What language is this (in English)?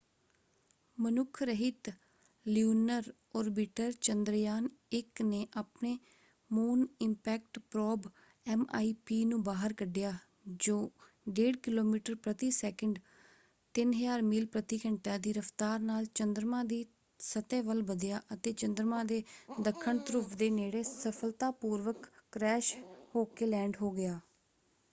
Punjabi